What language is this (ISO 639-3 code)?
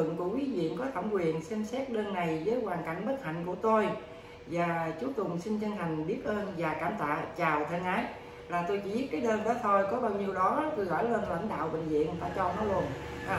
vie